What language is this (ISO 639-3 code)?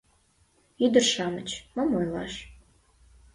chm